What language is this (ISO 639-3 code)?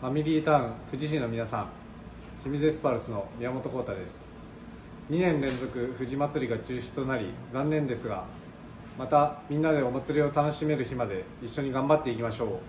jpn